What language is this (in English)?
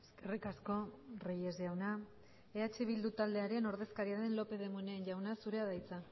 Basque